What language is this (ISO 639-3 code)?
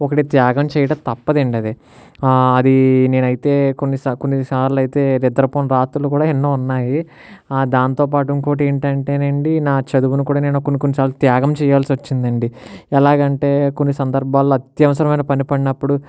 tel